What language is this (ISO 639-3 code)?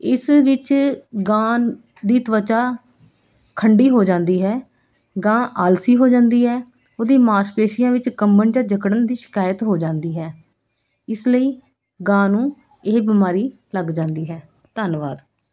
pan